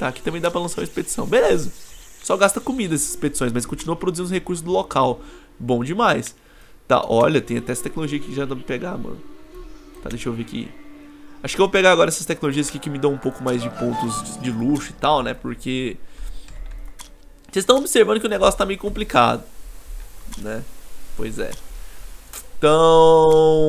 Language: Portuguese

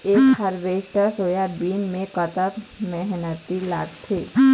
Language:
Chhattisgarhi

